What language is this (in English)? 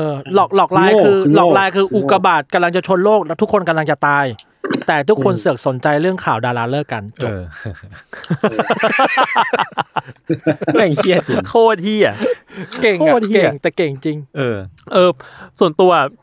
Thai